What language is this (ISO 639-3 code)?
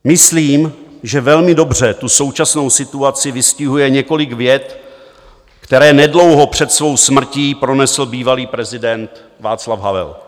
ces